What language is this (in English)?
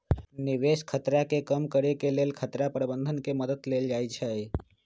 Magahi